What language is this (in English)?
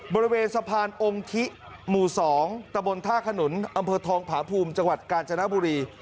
Thai